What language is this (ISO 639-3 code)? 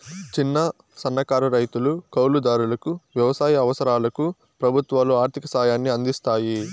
tel